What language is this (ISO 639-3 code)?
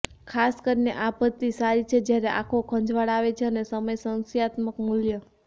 guj